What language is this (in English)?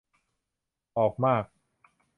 Thai